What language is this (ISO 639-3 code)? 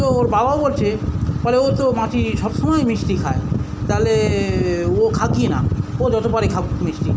ben